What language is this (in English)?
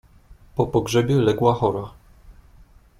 Polish